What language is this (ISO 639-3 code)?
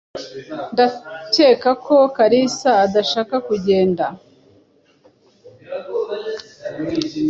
kin